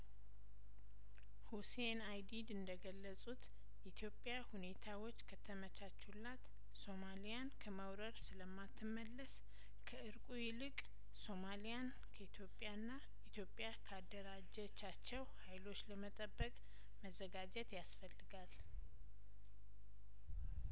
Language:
Amharic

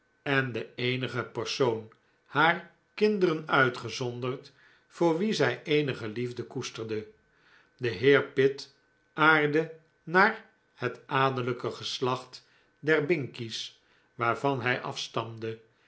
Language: Dutch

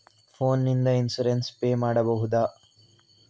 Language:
Kannada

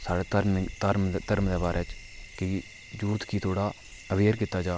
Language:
Dogri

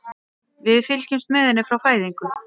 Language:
Icelandic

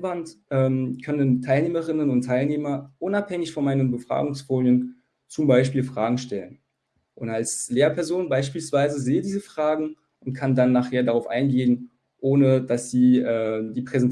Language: German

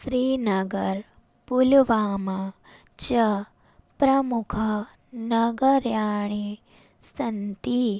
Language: Sanskrit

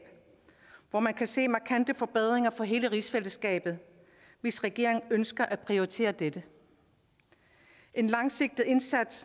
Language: Danish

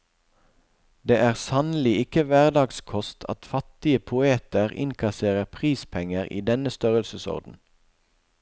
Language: Norwegian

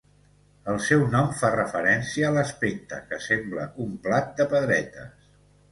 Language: Catalan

